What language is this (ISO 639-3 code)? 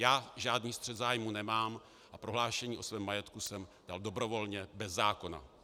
ces